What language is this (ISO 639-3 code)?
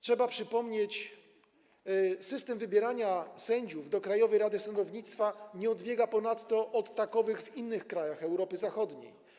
pol